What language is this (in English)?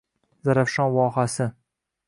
Uzbek